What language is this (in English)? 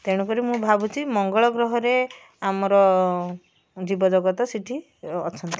Odia